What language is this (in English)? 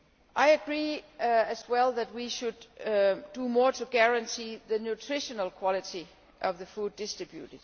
English